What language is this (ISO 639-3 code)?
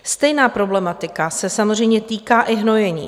ces